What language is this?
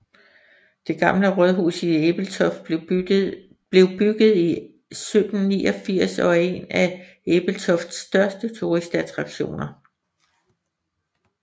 Danish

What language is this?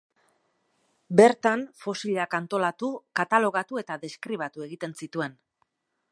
Basque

